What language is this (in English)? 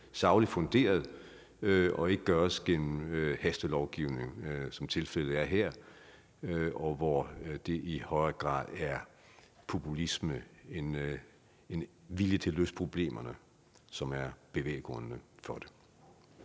Danish